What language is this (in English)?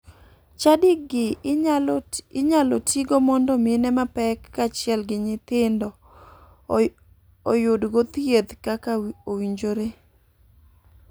Luo (Kenya and Tanzania)